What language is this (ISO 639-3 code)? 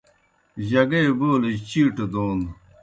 plk